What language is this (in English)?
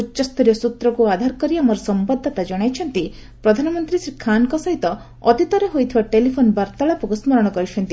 Odia